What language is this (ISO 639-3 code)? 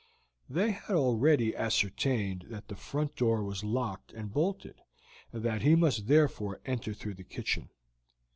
eng